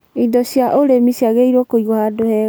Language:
Kikuyu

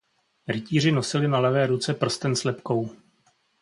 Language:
Czech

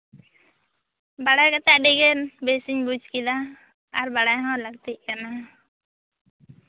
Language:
Santali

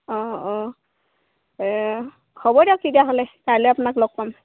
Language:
Assamese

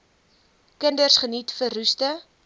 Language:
Afrikaans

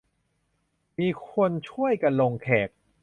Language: Thai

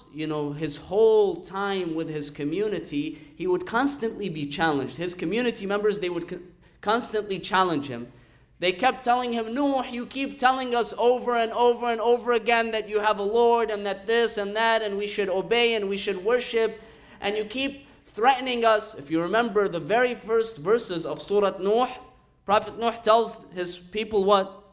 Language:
English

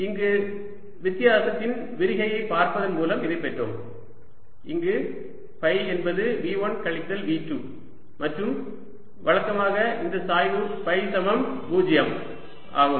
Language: Tamil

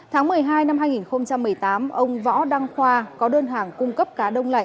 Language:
Vietnamese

